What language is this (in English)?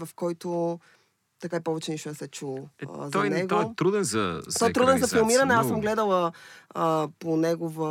Bulgarian